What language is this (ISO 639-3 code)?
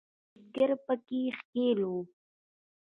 pus